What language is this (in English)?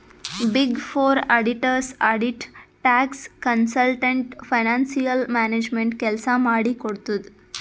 Kannada